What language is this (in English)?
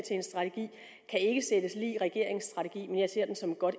Danish